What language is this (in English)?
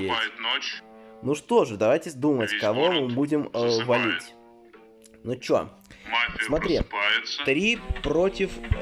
Russian